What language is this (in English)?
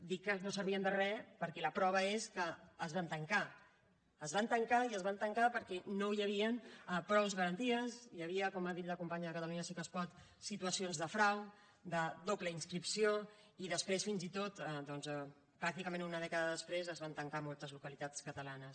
Catalan